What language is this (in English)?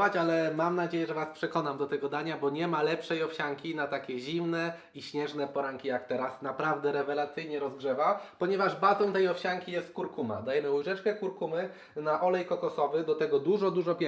Polish